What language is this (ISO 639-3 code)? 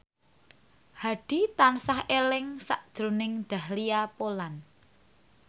jav